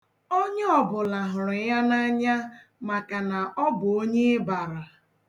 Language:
Igbo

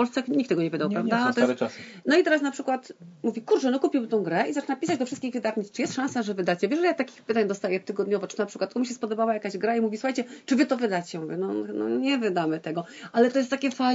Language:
Polish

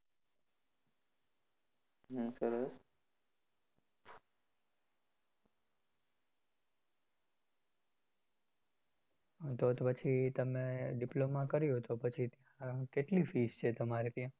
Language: Gujarati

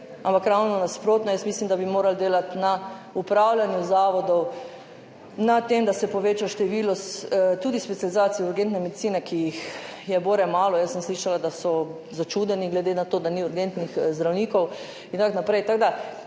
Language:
Slovenian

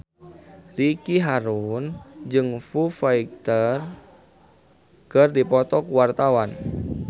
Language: Sundanese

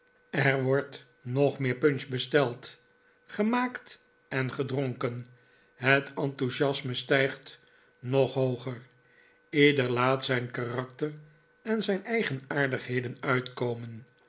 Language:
Dutch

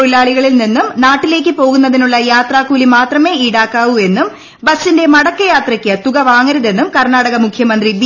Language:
Malayalam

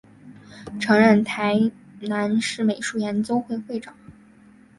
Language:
Chinese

